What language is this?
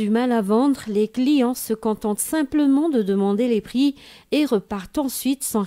French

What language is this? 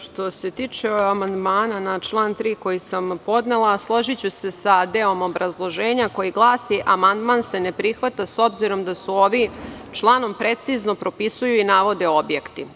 Serbian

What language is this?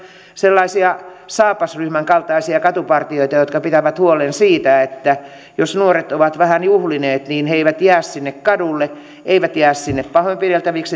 Finnish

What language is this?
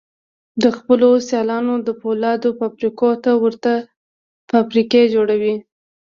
Pashto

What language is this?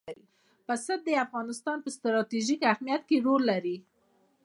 Pashto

